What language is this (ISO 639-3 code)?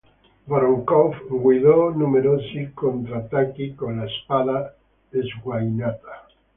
ita